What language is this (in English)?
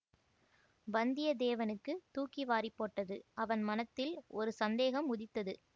Tamil